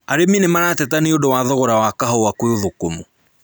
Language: Kikuyu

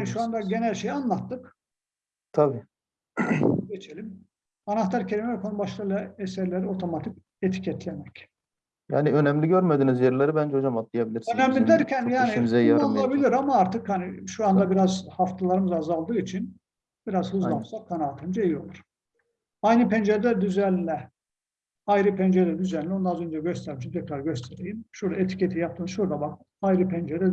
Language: Turkish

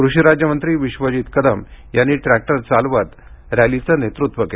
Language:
Marathi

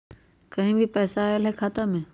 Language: Magahi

